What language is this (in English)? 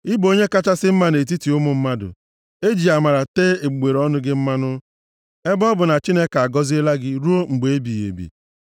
Igbo